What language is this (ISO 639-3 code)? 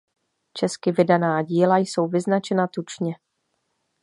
ces